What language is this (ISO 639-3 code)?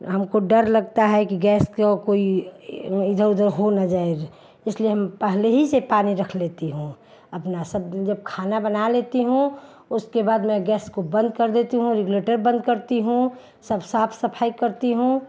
hin